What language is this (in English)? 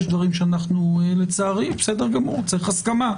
Hebrew